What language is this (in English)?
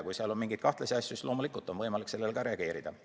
Estonian